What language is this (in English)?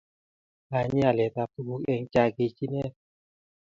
Kalenjin